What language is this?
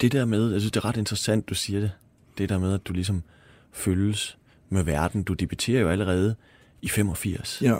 Danish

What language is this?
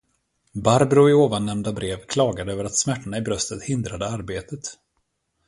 Swedish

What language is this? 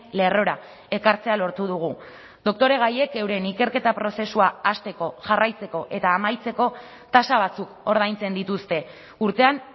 Basque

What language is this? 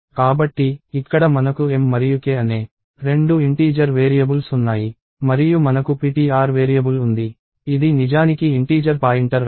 Telugu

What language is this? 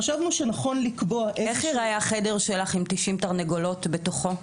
Hebrew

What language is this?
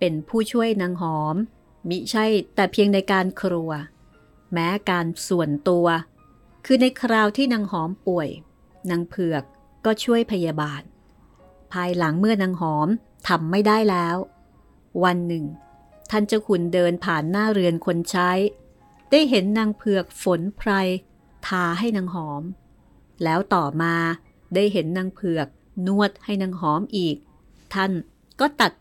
Thai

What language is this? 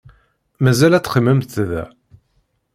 Kabyle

